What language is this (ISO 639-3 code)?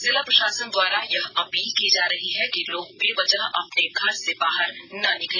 hin